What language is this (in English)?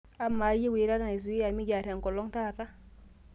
Masai